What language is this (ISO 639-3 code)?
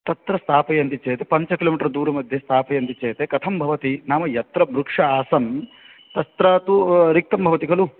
san